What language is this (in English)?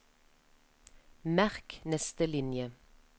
Norwegian